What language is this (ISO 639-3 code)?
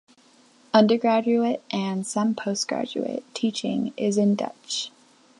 eng